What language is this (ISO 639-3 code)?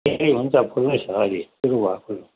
nep